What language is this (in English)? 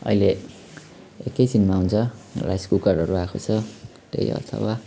Nepali